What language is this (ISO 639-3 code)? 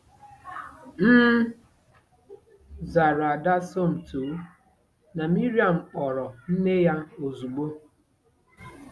ibo